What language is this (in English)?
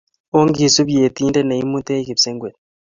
Kalenjin